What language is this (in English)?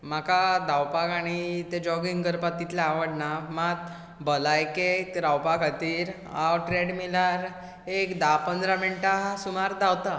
Konkani